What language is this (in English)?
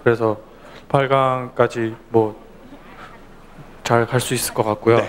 Korean